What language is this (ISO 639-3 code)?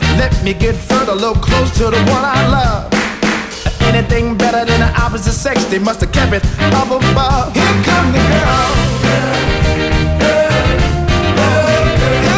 ell